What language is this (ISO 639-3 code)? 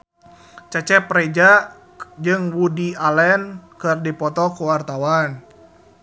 sun